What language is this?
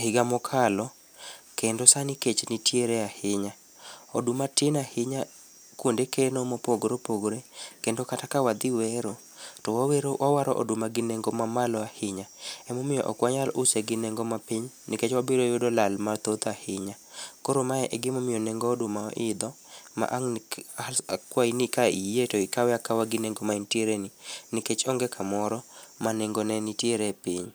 Luo (Kenya and Tanzania)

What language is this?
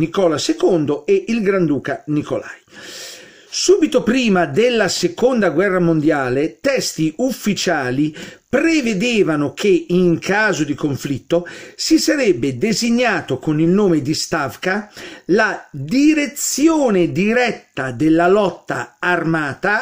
Italian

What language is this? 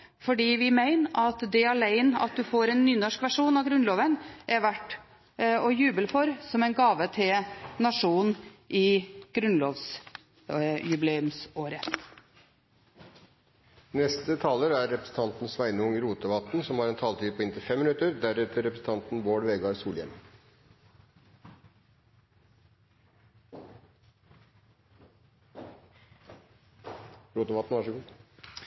Norwegian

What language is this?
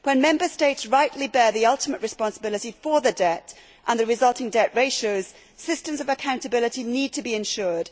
English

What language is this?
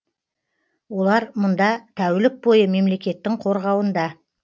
Kazakh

